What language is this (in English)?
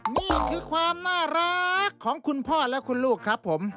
Thai